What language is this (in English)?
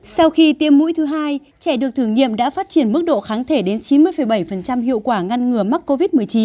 Vietnamese